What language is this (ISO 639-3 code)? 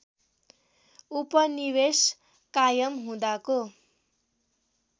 nep